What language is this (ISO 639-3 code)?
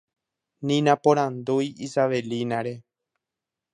grn